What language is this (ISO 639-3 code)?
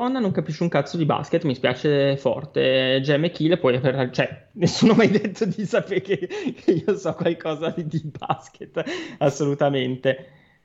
ita